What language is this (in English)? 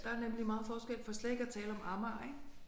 Danish